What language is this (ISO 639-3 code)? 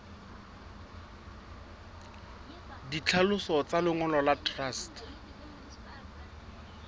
sot